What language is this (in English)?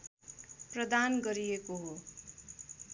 Nepali